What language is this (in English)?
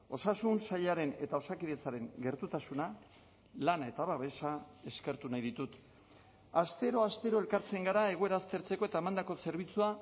Basque